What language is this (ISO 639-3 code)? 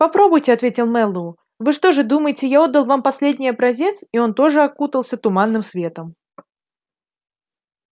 rus